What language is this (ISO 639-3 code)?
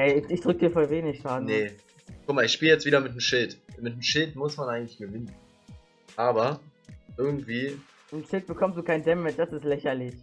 deu